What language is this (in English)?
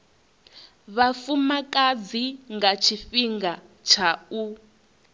Venda